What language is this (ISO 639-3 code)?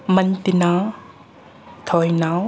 mni